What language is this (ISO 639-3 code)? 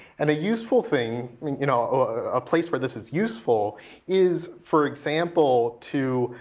eng